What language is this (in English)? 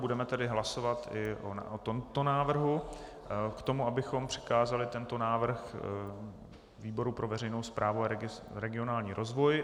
Czech